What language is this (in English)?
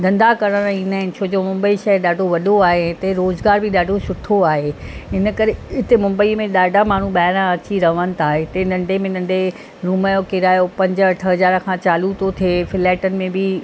Sindhi